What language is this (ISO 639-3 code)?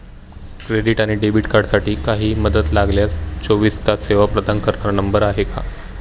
mar